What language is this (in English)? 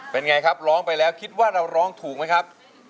Thai